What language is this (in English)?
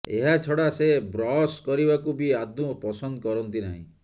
Odia